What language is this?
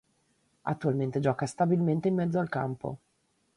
Italian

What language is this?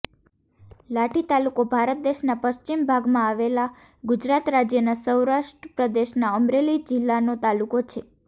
Gujarati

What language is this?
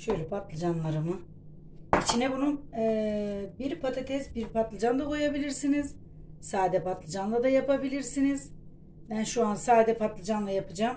Turkish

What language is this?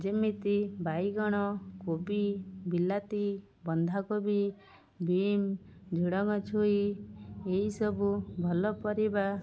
Odia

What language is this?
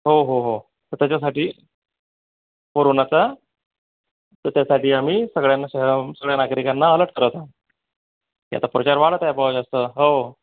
Marathi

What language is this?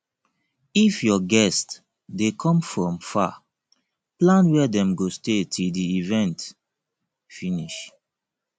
Nigerian Pidgin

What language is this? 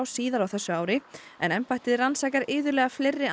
Icelandic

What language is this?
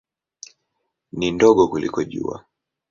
Swahili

